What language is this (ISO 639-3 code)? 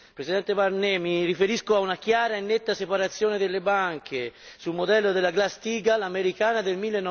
ita